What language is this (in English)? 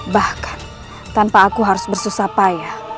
Indonesian